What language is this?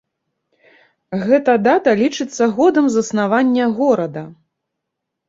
Belarusian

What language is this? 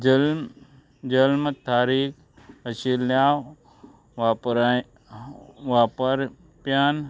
Konkani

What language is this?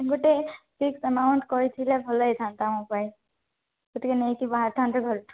Odia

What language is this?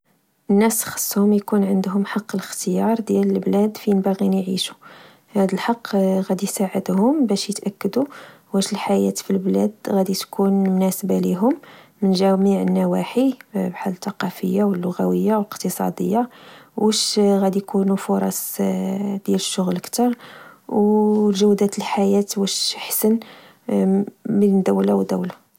Moroccan Arabic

